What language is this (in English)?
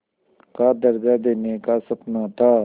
Hindi